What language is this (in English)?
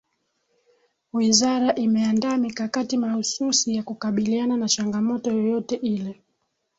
Swahili